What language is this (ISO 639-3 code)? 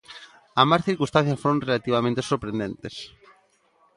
glg